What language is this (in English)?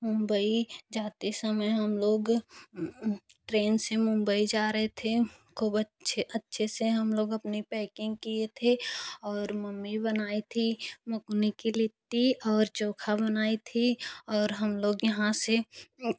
Hindi